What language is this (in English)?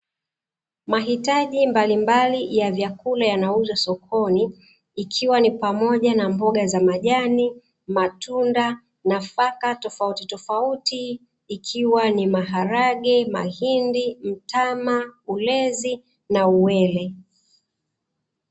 Swahili